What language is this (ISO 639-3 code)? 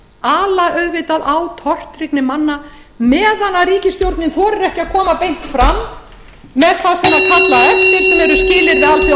isl